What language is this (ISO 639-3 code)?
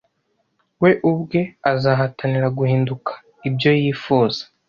kin